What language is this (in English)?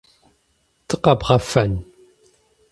Kabardian